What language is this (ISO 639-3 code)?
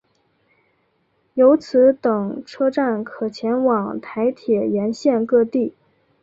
zho